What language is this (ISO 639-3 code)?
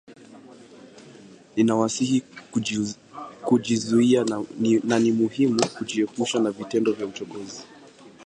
swa